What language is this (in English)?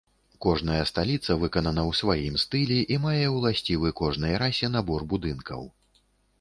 Belarusian